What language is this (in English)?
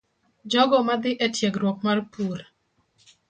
Luo (Kenya and Tanzania)